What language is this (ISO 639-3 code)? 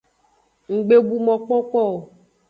ajg